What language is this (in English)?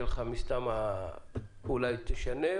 Hebrew